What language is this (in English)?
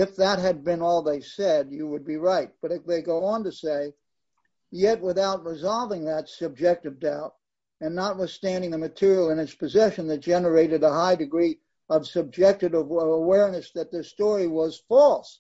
English